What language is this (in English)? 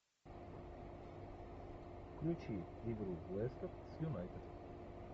Russian